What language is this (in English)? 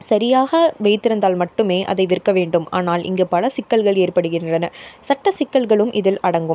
Tamil